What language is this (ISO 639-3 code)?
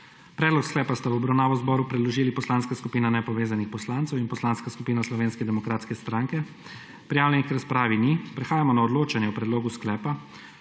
slv